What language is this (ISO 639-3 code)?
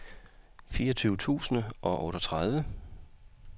dan